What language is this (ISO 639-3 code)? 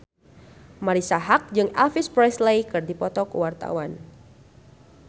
sun